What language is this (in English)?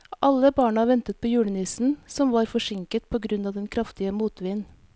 Norwegian